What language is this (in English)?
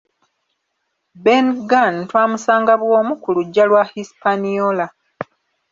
Ganda